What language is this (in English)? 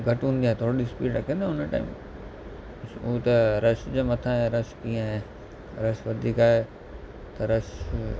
Sindhi